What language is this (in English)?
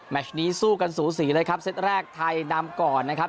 Thai